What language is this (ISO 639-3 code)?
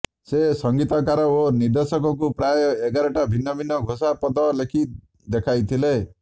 ori